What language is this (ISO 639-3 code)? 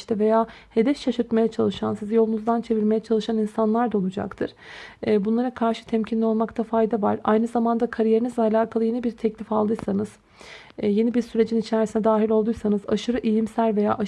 tur